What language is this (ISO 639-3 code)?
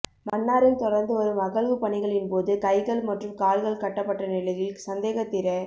tam